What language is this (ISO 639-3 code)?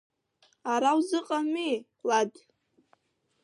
abk